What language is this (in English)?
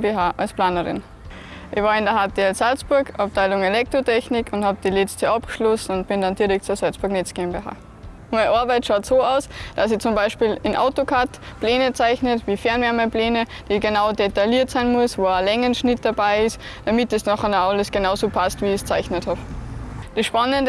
German